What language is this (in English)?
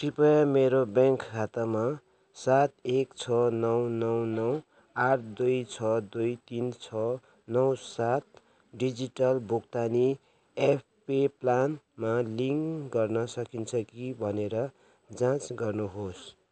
Nepali